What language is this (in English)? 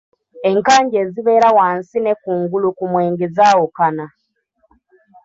Ganda